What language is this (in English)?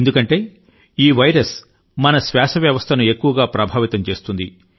Telugu